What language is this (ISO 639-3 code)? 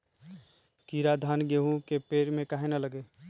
mag